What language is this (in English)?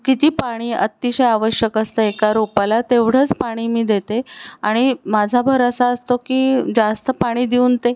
Marathi